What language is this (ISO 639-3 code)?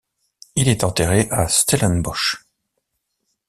fra